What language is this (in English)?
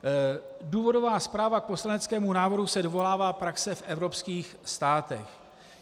Czech